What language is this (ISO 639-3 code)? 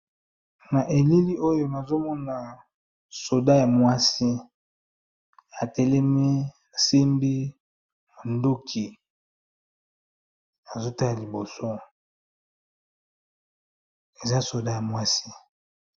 lin